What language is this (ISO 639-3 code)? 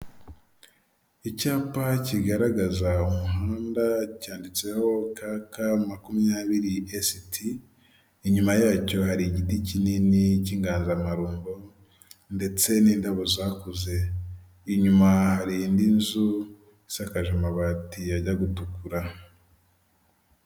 kin